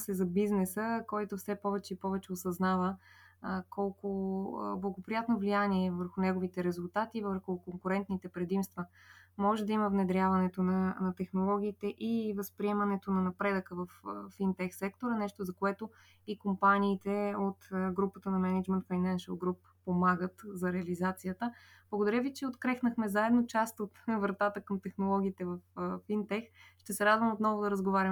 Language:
Bulgarian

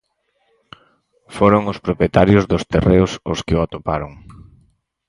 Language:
Galician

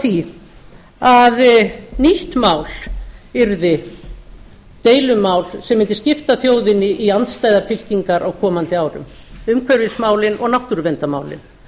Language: Icelandic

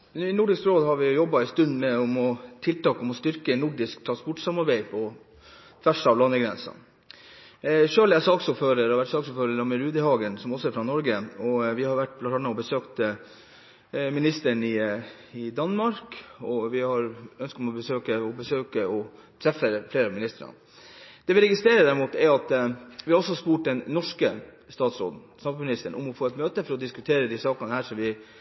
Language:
Norwegian Bokmål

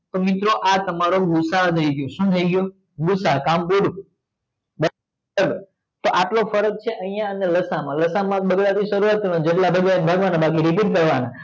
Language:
Gujarati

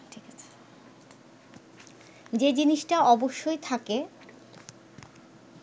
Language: Bangla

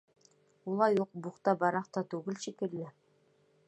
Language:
Bashkir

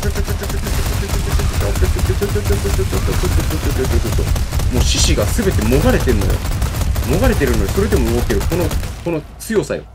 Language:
Japanese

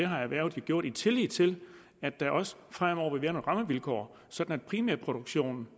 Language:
Danish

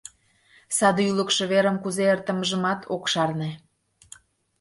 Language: Mari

